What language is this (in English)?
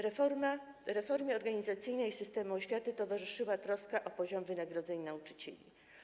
Polish